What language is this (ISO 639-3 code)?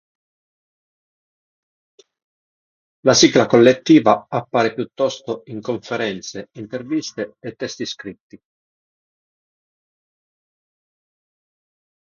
ita